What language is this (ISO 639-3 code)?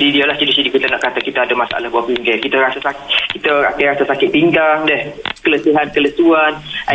msa